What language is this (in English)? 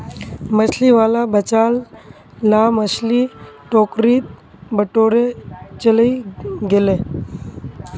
Magahi